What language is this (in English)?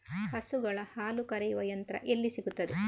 Kannada